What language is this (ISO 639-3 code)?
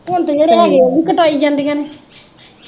pan